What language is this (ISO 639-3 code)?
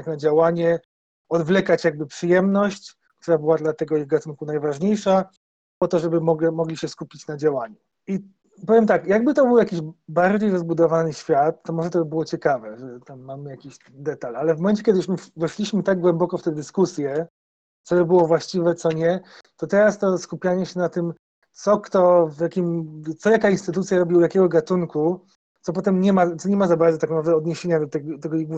pol